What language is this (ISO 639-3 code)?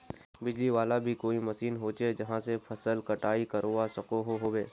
mag